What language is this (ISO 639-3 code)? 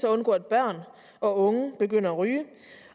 dan